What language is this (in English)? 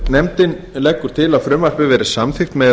Icelandic